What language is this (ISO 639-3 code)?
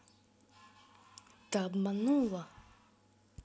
rus